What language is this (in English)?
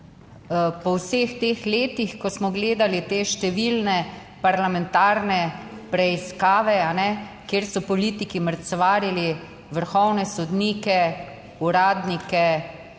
Slovenian